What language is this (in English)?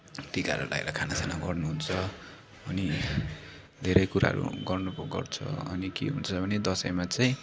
Nepali